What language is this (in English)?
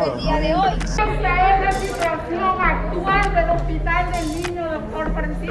Spanish